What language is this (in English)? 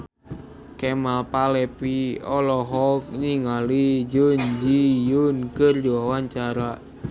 Sundanese